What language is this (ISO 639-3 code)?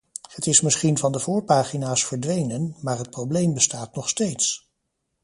nld